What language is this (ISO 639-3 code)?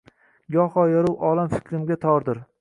uzb